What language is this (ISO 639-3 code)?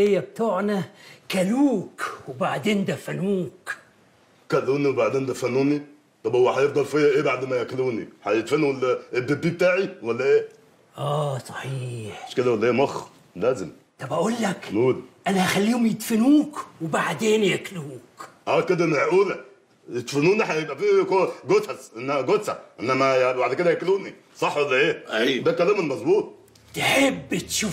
ara